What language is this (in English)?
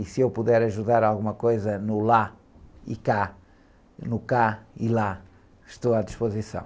Portuguese